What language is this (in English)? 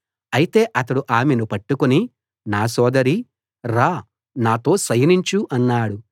Telugu